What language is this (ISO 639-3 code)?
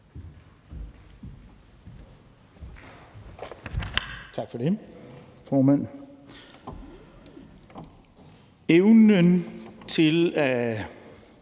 dan